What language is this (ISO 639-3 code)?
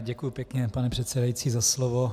ces